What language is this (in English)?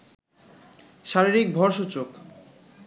Bangla